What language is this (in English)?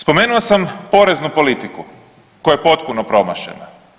Croatian